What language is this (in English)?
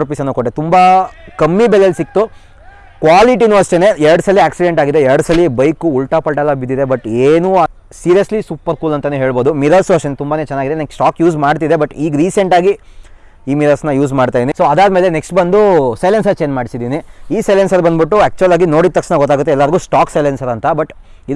Kannada